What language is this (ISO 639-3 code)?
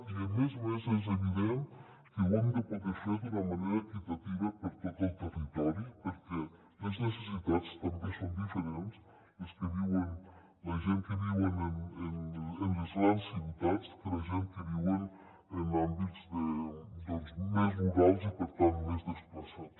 cat